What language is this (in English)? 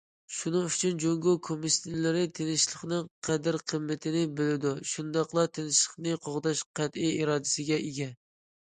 Uyghur